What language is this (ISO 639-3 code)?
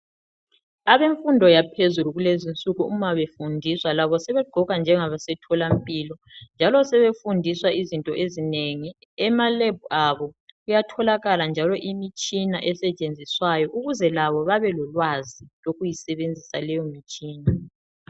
nde